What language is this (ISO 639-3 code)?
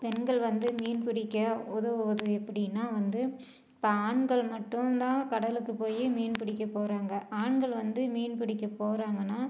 tam